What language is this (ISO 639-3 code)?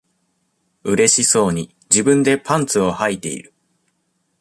jpn